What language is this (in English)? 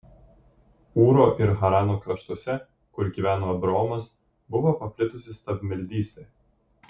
Lithuanian